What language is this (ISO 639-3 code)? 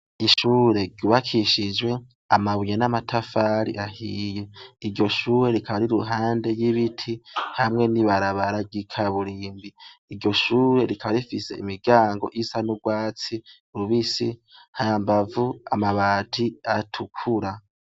run